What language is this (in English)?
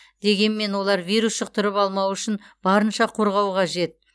Kazakh